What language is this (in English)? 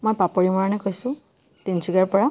Assamese